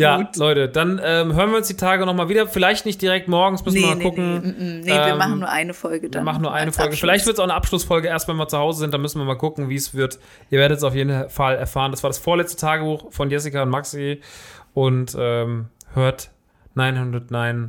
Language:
German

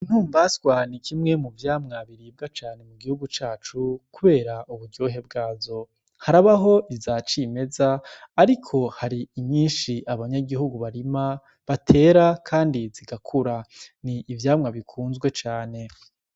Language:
Rundi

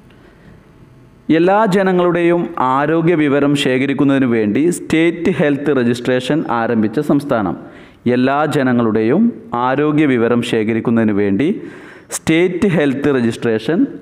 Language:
Hindi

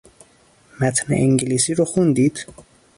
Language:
Persian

